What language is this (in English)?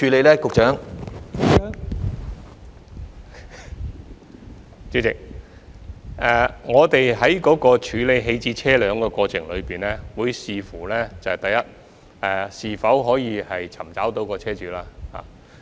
Cantonese